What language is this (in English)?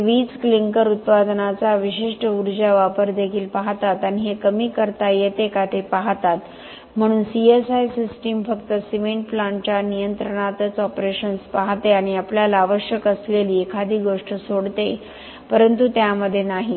Marathi